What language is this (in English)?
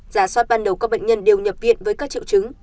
Vietnamese